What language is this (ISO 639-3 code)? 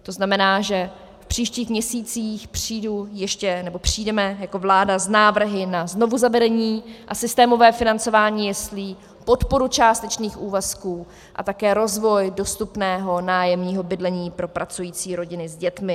ces